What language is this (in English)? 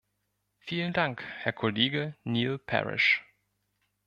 German